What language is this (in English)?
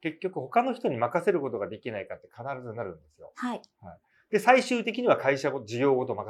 Japanese